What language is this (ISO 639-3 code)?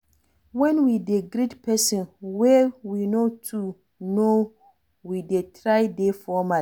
pcm